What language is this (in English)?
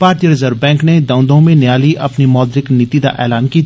Dogri